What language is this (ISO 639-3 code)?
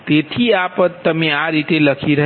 guj